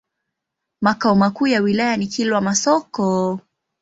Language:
Swahili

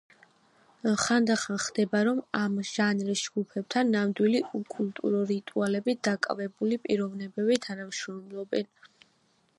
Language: Georgian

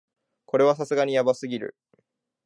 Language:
Japanese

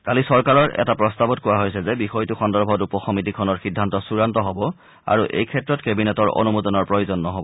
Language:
Assamese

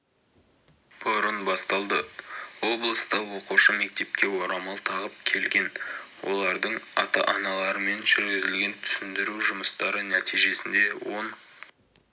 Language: Kazakh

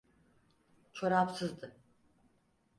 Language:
Turkish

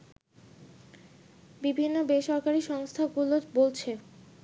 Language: Bangla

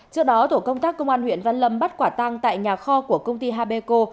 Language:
Vietnamese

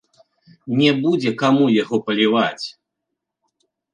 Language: Belarusian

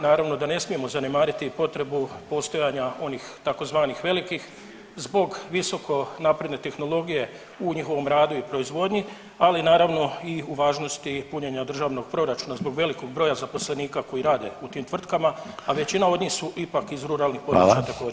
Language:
Croatian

